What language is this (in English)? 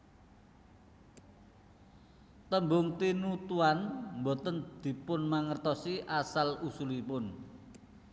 Javanese